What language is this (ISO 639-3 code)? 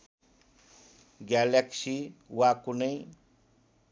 nep